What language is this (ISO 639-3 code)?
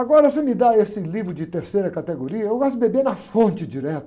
por